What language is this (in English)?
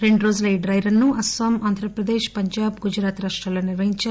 Telugu